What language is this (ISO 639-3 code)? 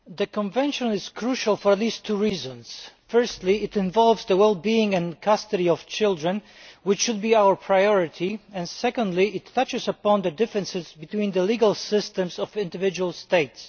eng